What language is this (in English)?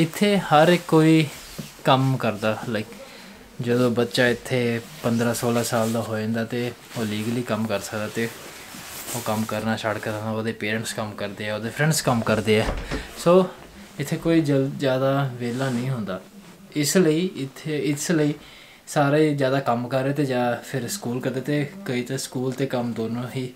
Hindi